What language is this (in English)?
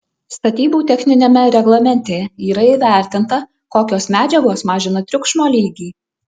Lithuanian